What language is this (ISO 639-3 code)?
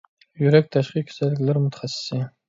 uig